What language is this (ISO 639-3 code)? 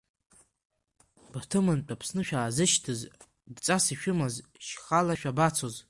abk